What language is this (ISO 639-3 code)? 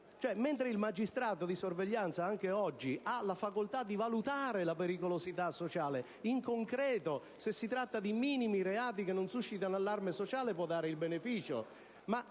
ita